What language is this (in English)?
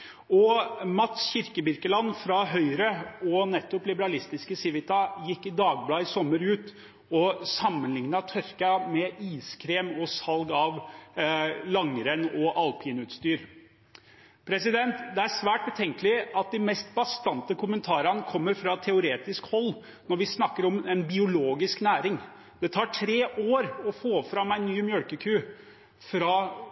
Norwegian Bokmål